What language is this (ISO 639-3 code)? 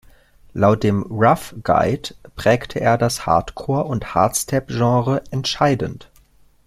deu